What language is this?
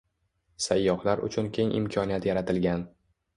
Uzbek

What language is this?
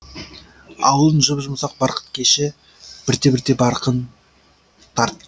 Kazakh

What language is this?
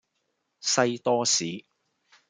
Cantonese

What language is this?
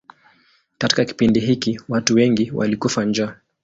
Swahili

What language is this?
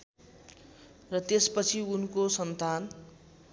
Nepali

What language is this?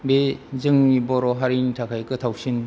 Bodo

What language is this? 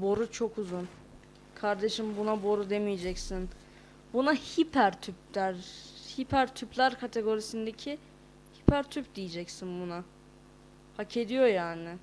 Turkish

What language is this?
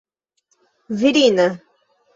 Esperanto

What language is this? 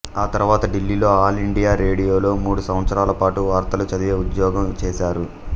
Telugu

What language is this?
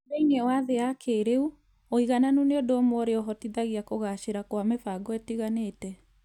Kikuyu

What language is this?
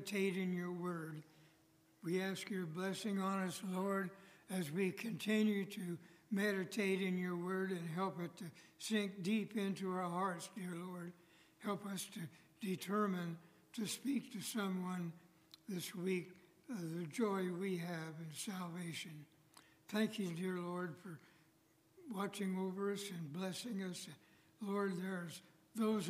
English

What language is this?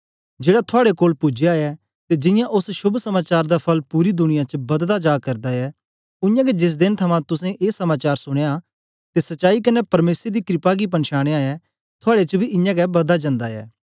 Dogri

